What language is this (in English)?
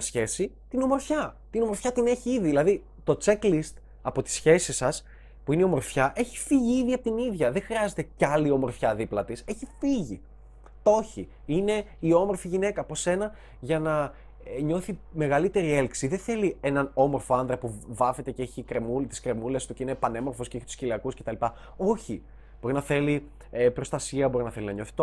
Greek